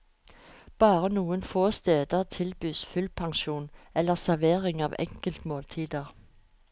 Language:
Norwegian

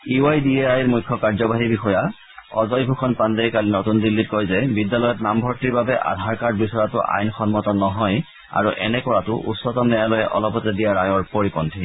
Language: Assamese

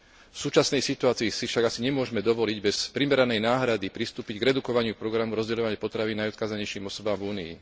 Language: Slovak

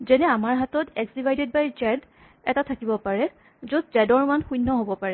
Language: Assamese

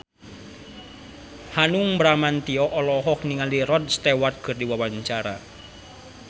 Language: Sundanese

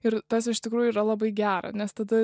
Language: Lithuanian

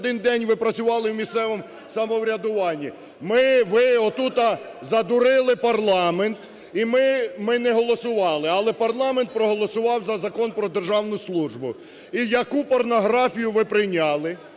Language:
Ukrainian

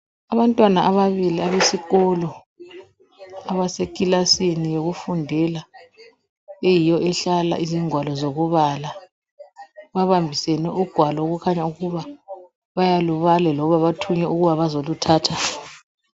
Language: North Ndebele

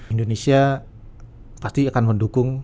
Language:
Indonesian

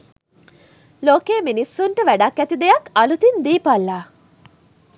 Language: Sinhala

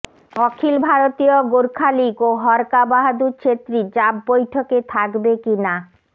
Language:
Bangla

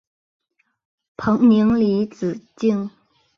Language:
Chinese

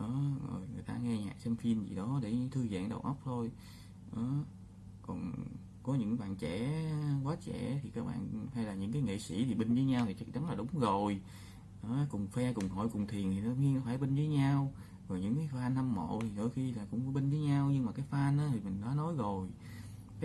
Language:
Vietnamese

